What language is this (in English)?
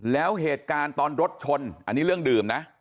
Thai